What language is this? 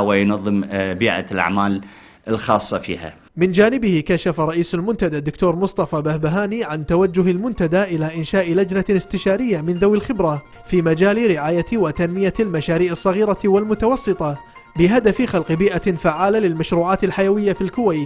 Arabic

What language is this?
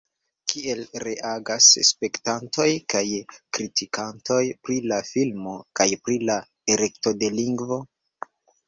Esperanto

